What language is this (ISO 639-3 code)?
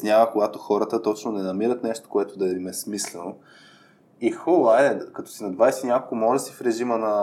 bul